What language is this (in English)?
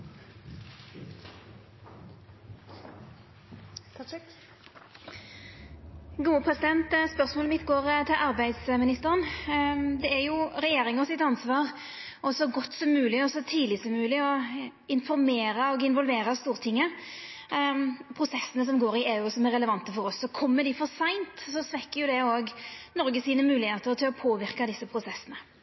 Norwegian Nynorsk